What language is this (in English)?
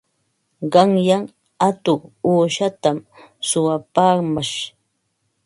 Ambo-Pasco Quechua